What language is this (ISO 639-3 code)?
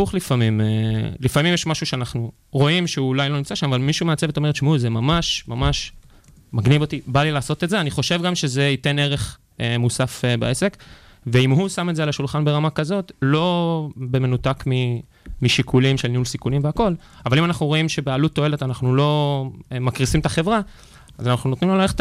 heb